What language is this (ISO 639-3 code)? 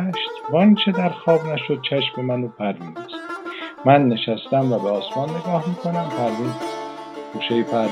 fas